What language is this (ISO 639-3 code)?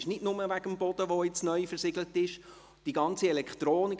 gsw